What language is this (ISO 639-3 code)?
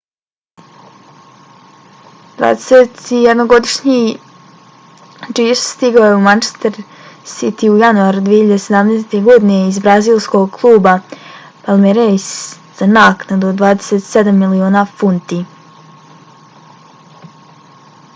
bos